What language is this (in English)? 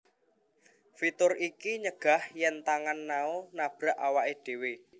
Javanese